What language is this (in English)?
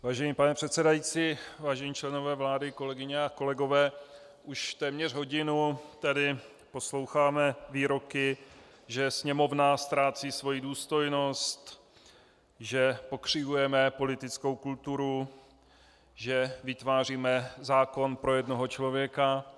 Czech